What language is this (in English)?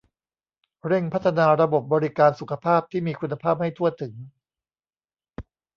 Thai